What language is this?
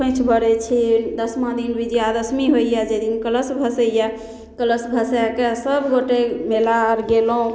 Maithili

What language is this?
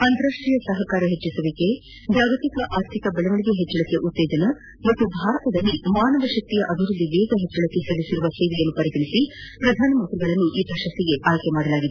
Kannada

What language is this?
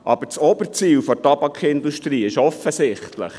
Swiss German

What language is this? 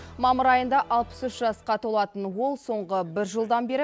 Kazakh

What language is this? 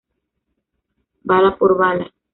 Spanish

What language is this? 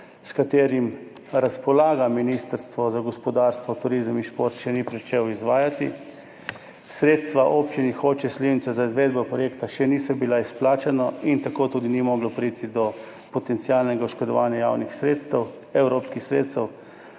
Slovenian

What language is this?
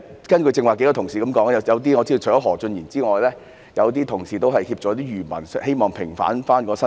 Cantonese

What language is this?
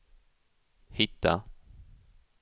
Swedish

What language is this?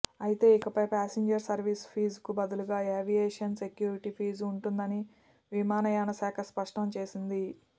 Telugu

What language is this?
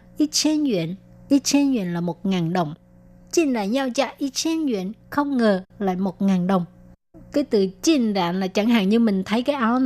Vietnamese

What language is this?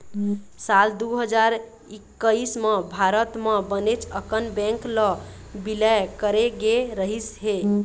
Chhattisgarhi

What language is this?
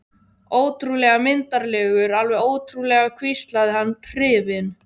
Icelandic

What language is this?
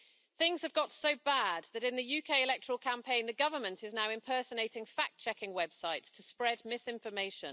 English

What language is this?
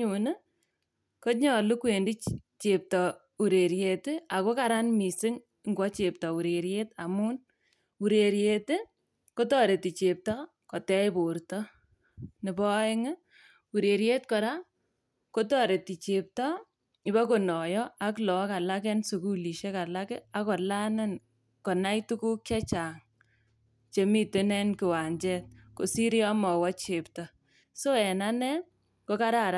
Kalenjin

